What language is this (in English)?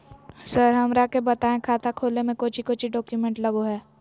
Magahi